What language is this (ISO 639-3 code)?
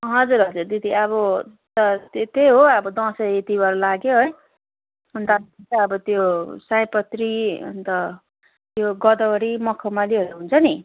nep